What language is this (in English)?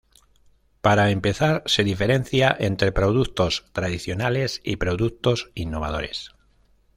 Spanish